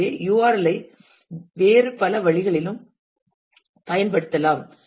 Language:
Tamil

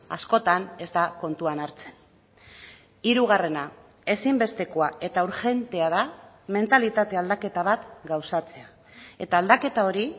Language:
Basque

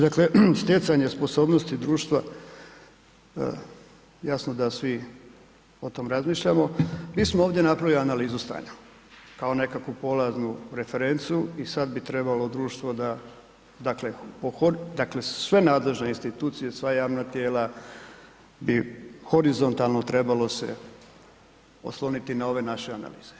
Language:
Croatian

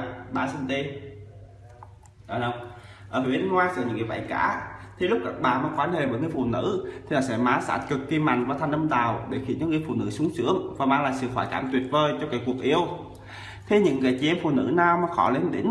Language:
Vietnamese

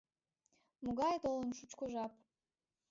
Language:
Mari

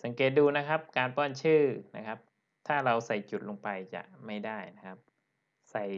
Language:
Thai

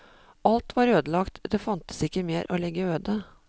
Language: Norwegian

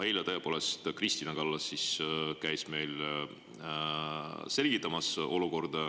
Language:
Estonian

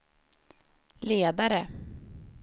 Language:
Swedish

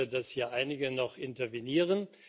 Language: German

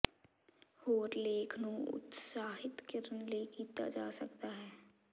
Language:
Punjabi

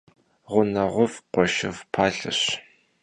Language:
Kabardian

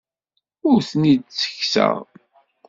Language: Kabyle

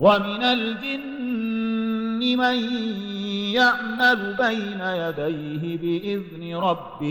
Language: Arabic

